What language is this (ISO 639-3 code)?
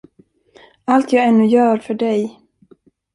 swe